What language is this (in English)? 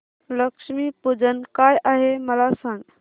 Marathi